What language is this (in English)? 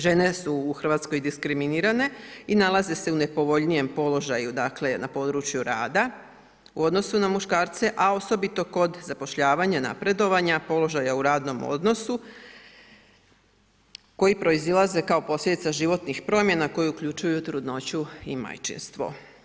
Croatian